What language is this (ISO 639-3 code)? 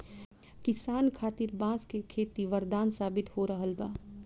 bho